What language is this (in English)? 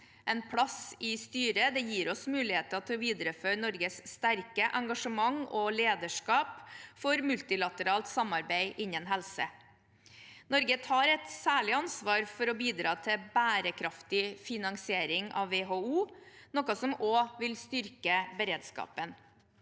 Norwegian